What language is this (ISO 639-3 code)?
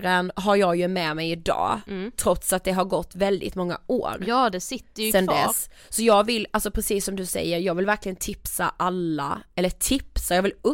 swe